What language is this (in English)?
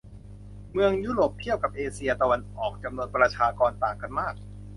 Thai